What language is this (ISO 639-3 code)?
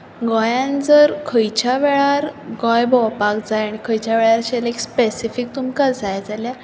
kok